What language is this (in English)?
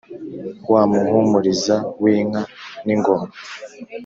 Kinyarwanda